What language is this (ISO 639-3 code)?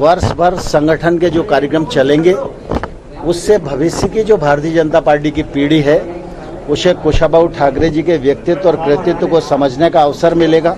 hin